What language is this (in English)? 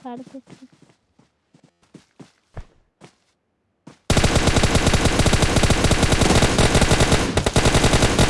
Turkish